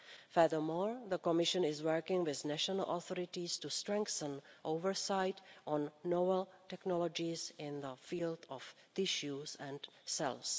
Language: English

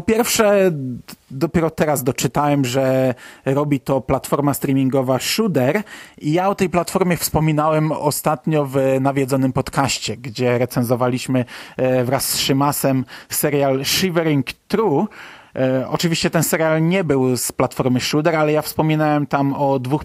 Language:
Polish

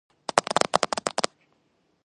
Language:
Georgian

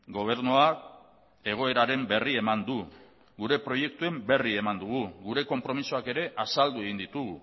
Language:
Basque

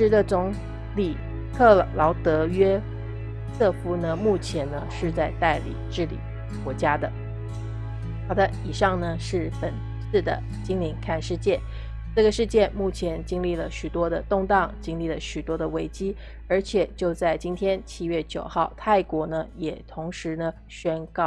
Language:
Chinese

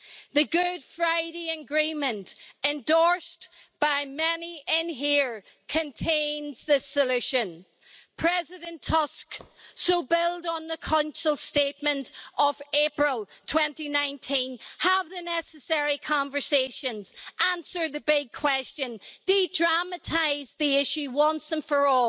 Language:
English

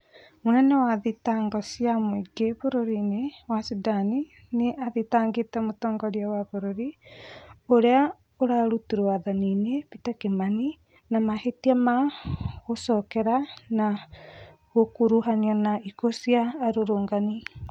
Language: Kikuyu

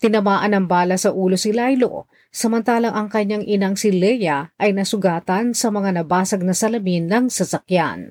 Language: Filipino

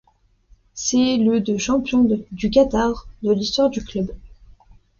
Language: French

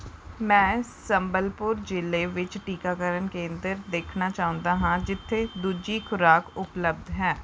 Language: Punjabi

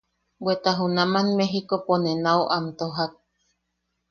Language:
Yaqui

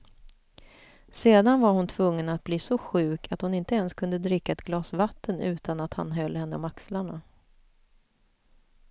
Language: Swedish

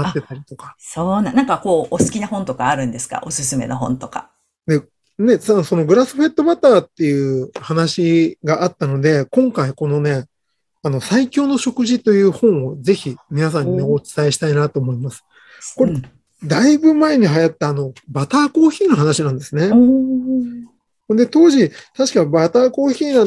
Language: Japanese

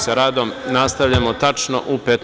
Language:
Serbian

